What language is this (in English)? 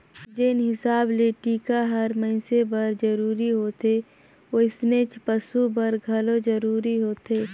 Chhattisgarhi